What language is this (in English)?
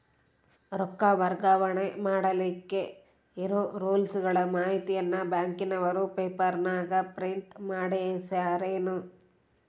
Kannada